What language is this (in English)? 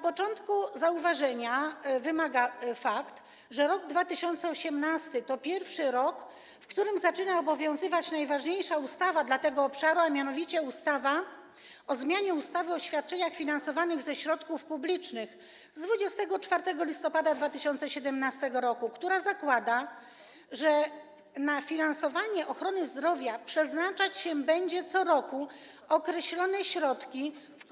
Polish